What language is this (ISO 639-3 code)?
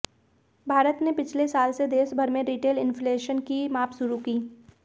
hin